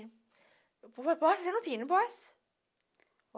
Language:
Portuguese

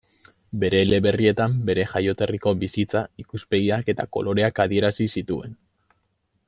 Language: Basque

